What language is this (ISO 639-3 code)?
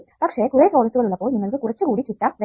mal